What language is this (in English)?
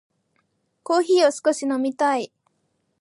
Japanese